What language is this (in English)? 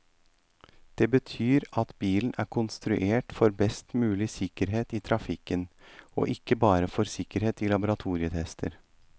Norwegian